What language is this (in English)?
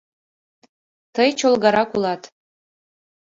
Mari